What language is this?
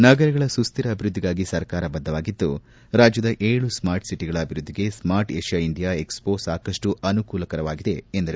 Kannada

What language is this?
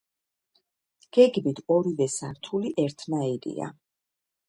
Georgian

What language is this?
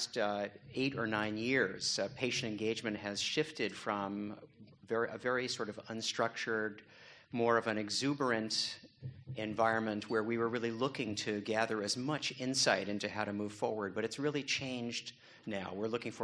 English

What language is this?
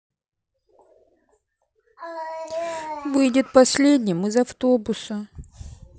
Russian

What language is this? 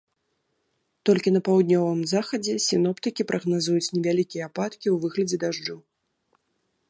Belarusian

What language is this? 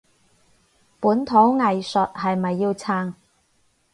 Cantonese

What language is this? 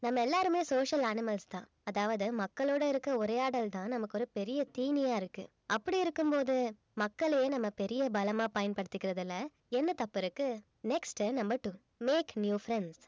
Tamil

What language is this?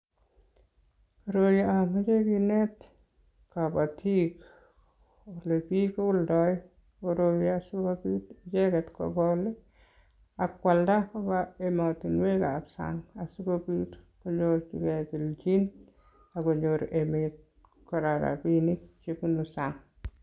Kalenjin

